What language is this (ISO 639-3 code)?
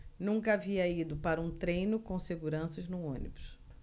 por